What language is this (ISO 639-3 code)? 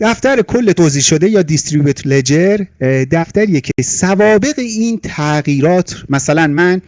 fas